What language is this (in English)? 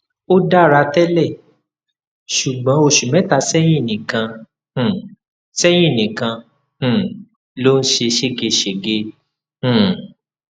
Yoruba